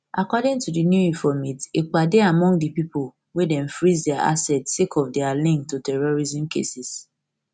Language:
Nigerian Pidgin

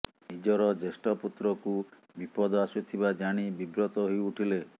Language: Odia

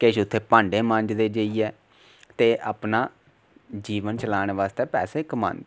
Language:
Dogri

